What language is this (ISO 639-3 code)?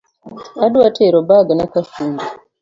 luo